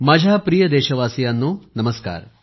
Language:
Marathi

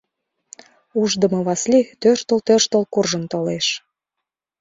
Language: Mari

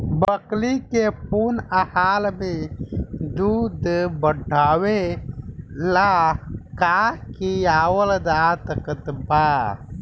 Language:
Bhojpuri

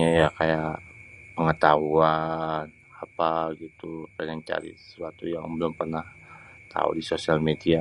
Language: Betawi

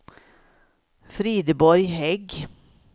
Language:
Swedish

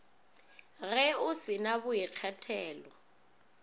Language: Northern Sotho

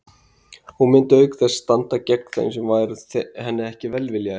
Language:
Icelandic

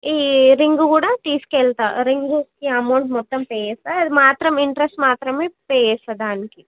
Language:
Telugu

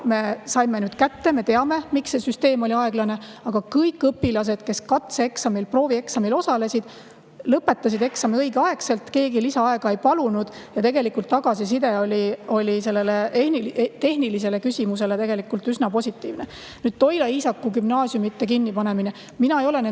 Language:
Estonian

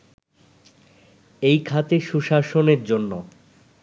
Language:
Bangla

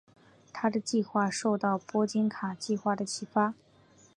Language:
Chinese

